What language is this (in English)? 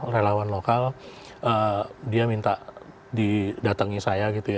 Indonesian